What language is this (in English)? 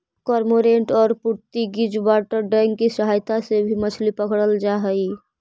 Magahi